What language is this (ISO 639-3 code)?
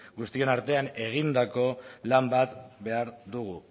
eus